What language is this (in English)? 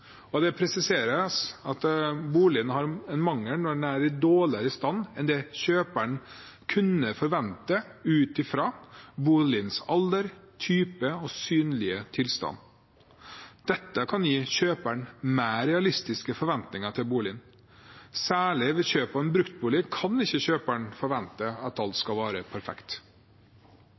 Norwegian Bokmål